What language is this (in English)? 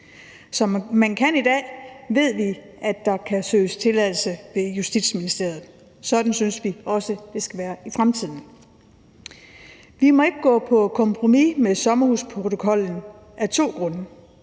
Danish